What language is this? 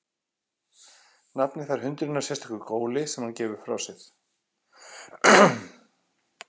Icelandic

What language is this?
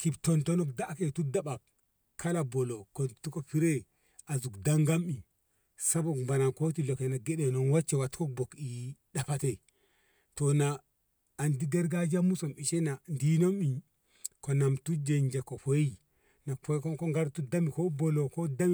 Ngamo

